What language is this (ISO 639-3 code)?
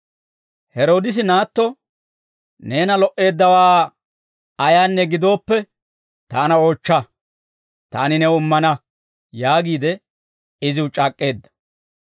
dwr